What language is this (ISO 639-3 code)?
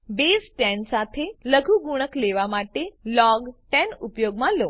guj